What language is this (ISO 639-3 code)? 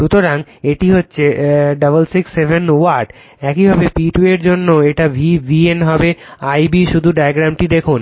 ben